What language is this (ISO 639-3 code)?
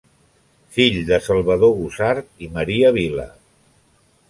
cat